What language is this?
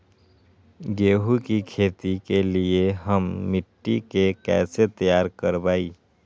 Magahi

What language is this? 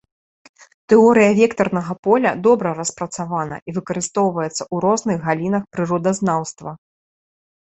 Belarusian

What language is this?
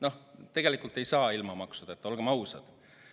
Estonian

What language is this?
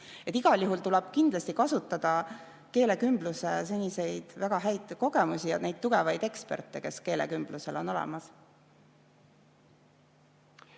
Estonian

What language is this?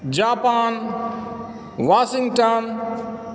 Maithili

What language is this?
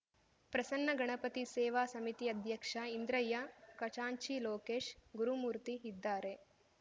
Kannada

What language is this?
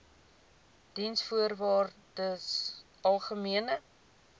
Afrikaans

